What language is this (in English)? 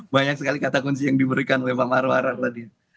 Indonesian